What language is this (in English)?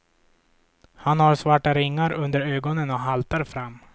Swedish